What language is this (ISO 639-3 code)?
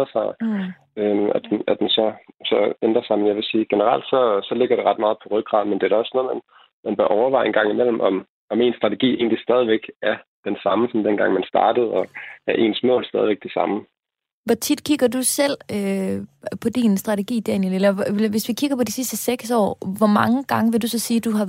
dan